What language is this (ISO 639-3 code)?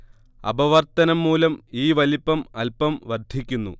mal